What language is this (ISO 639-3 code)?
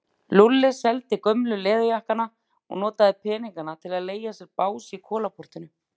isl